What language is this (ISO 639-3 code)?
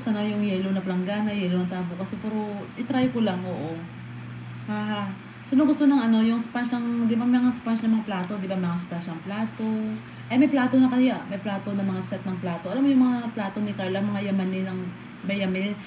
fil